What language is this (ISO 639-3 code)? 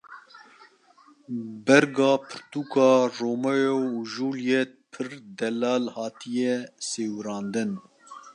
kur